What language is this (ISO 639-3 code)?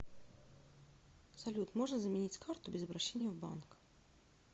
rus